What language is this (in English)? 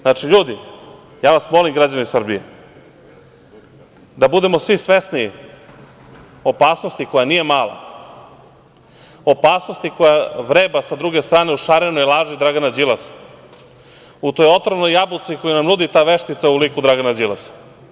Serbian